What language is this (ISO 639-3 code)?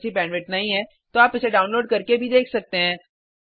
hin